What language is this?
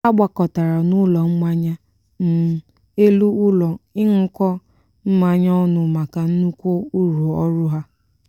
Igbo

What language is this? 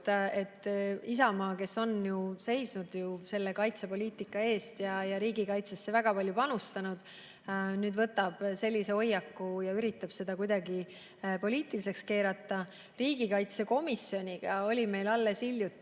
Estonian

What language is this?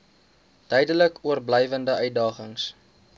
Afrikaans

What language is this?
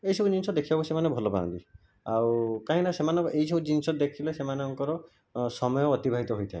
Odia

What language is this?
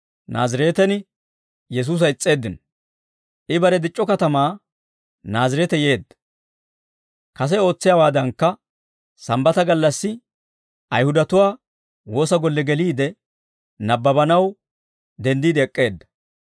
Dawro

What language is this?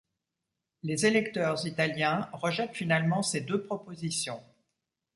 French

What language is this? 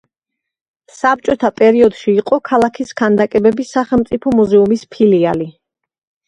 Georgian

